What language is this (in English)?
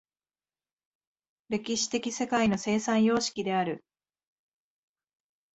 Japanese